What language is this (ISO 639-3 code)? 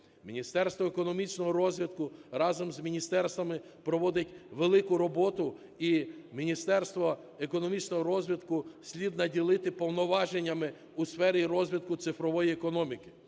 ukr